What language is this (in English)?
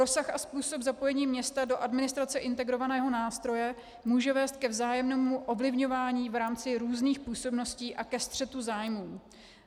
Czech